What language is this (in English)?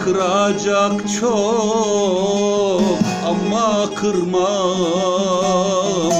Turkish